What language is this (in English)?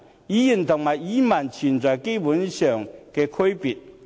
Cantonese